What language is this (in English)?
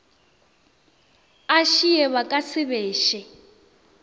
Northern Sotho